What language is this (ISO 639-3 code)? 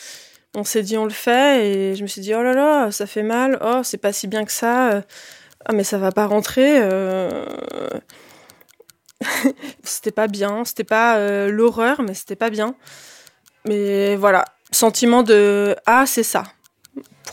fra